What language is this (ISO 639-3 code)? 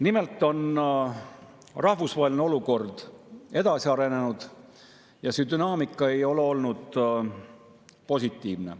est